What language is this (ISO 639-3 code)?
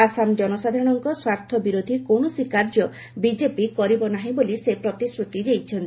ori